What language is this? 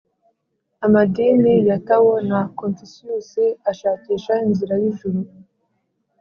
Kinyarwanda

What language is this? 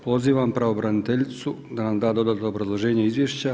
Croatian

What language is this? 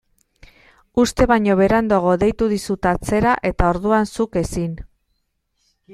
Basque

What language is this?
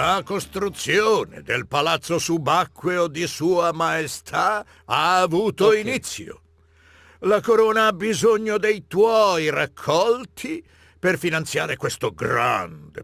Italian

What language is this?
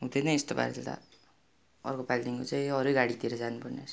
Nepali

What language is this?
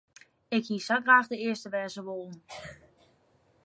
Western Frisian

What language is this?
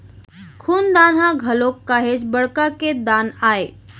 Chhattisgarhi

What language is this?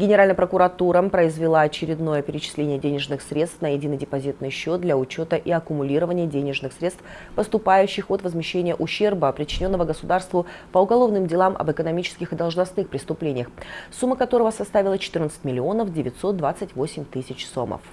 Russian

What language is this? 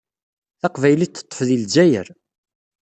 Kabyle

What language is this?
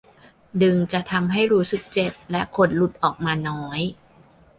Thai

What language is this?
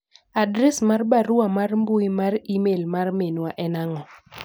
Luo (Kenya and Tanzania)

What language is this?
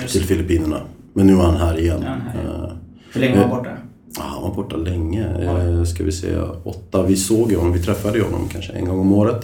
Swedish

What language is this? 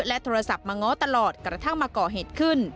Thai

